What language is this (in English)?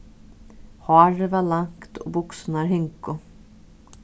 Faroese